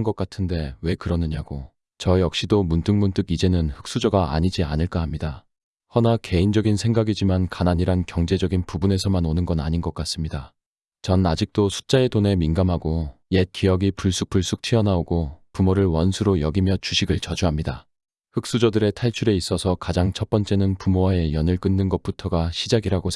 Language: Korean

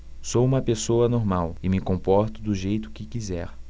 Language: Portuguese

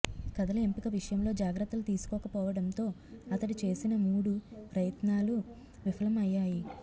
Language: Telugu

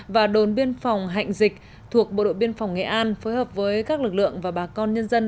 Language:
Vietnamese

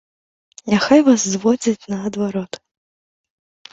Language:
Belarusian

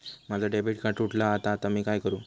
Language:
Marathi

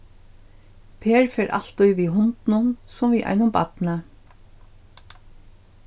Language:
Faroese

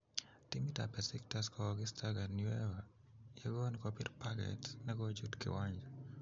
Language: Kalenjin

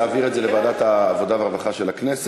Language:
Hebrew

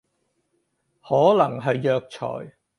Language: Cantonese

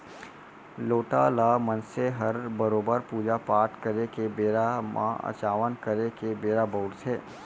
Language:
Chhattisgarhi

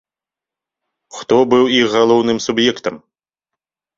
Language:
Belarusian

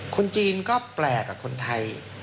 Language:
Thai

